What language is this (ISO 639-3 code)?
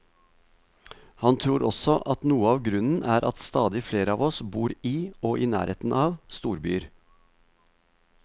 nor